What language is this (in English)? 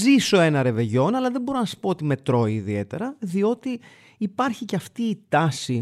Greek